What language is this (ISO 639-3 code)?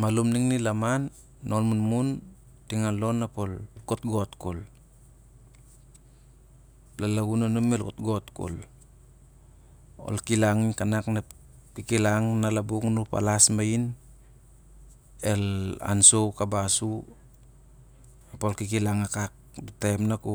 sjr